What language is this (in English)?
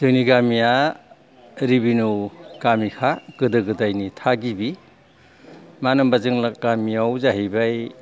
Bodo